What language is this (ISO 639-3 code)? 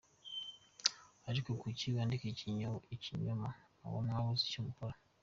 kin